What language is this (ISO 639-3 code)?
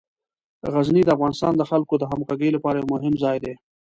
pus